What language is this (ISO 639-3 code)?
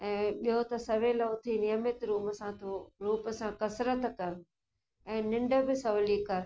snd